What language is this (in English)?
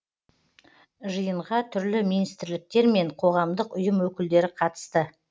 Kazakh